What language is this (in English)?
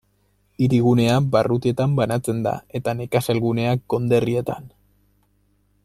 Basque